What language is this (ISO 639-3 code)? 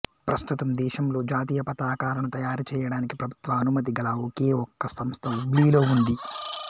tel